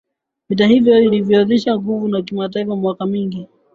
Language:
Swahili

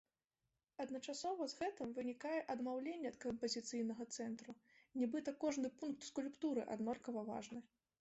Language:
Belarusian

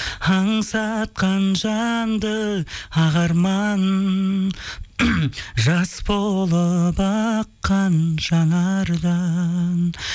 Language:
Kazakh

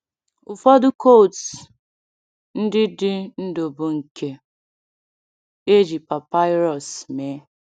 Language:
Igbo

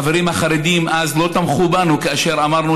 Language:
Hebrew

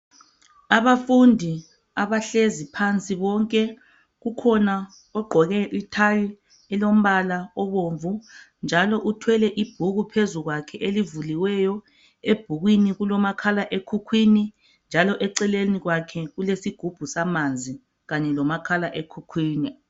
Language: North Ndebele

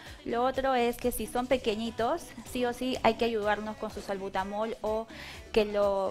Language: Spanish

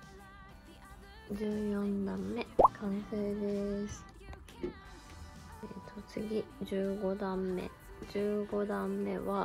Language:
Japanese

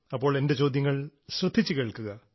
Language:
Malayalam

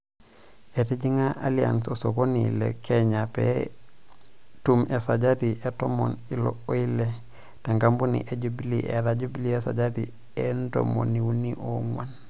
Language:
Masai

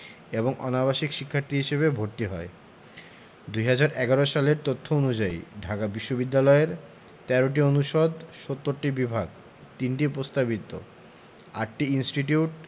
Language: Bangla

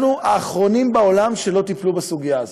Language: Hebrew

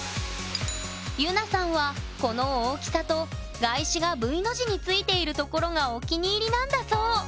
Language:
Japanese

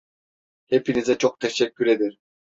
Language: Turkish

